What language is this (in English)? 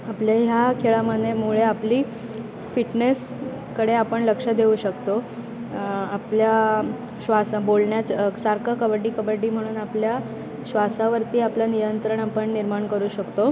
Marathi